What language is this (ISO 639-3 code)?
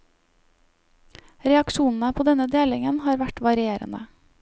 nor